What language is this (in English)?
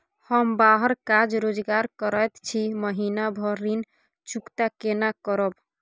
Maithili